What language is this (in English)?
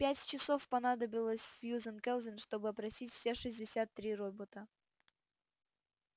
Russian